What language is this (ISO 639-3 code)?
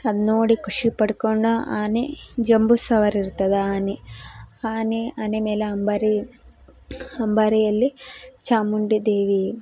kan